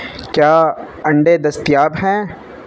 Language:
Urdu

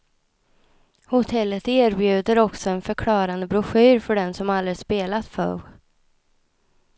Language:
Swedish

